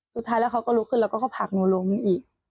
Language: Thai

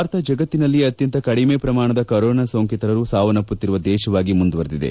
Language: Kannada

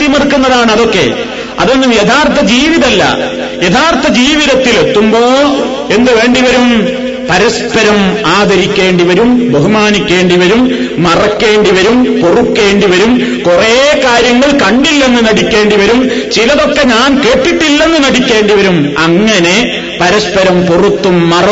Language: Malayalam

